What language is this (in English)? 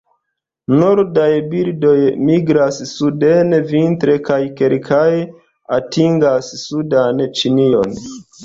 Esperanto